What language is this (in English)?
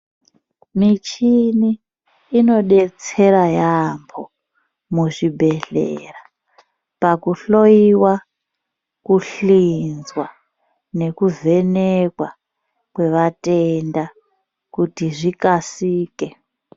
Ndau